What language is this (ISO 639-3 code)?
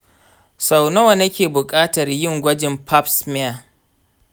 hau